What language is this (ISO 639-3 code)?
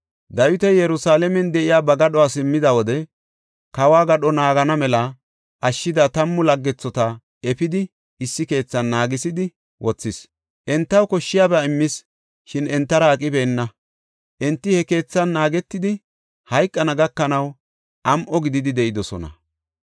gof